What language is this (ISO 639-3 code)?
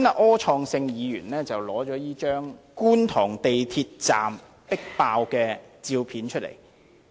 yue